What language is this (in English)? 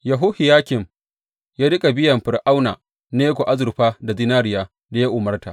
Hausa